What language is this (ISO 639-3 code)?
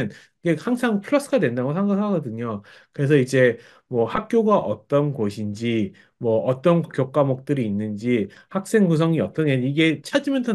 kor